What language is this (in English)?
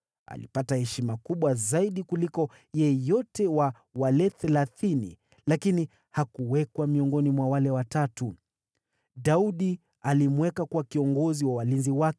Swahili